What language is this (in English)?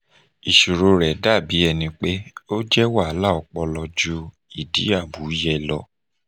Yoruba